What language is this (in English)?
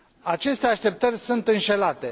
Romanian